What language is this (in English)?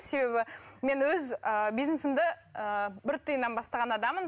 Kazakh